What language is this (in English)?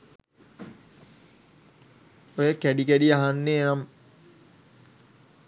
Sinhala